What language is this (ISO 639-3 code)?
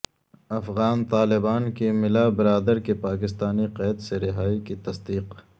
urd